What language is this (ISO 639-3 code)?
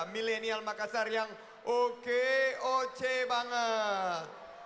ind